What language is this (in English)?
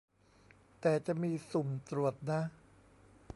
Thai